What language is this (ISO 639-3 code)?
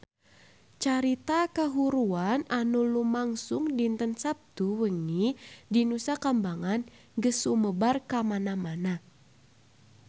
sun